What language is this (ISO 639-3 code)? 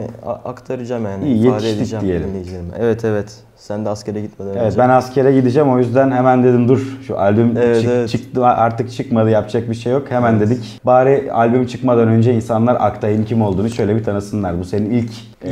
tur